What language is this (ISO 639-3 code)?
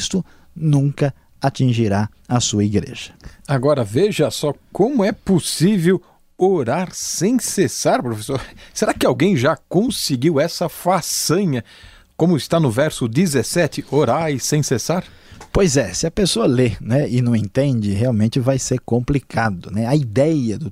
por